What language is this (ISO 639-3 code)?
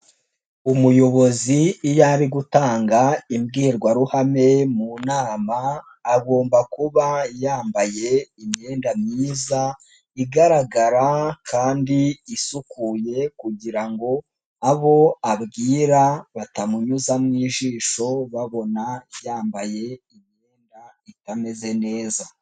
kin